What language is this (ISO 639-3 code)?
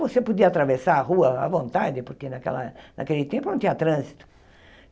por